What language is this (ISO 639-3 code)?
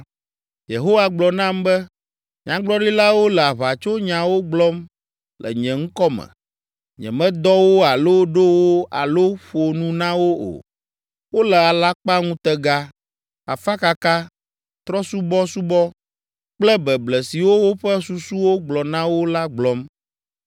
ewe